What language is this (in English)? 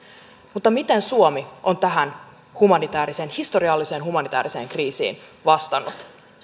Finnish